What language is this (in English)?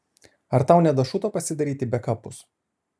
Lithuanian